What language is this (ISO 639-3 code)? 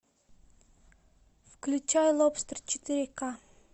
rus